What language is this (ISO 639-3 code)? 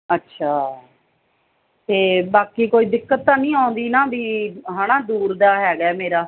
pan